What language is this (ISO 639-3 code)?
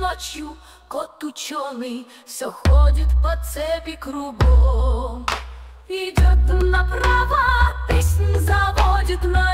rus